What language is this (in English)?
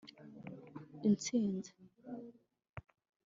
Kinyarwanda